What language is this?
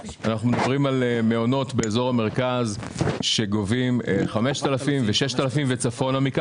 Hebrew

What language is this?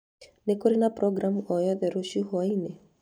Kikuyu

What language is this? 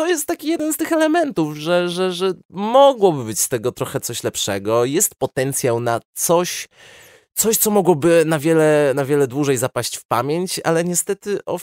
Polish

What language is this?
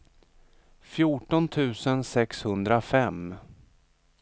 Swedish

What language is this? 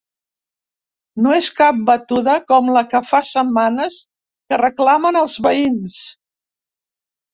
Catalan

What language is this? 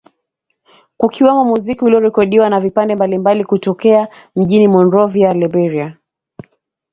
Swahili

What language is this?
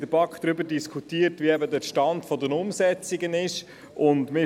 Swiss German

